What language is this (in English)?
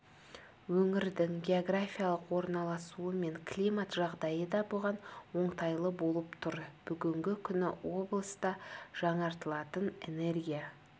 Kazakh